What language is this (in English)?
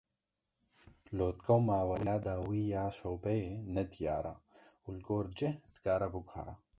Kurdish